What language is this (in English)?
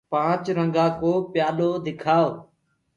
Gurgula